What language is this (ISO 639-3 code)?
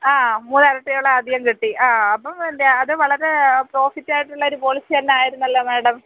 mal